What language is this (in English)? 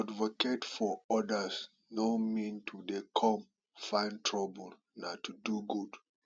Nigerian Pidgin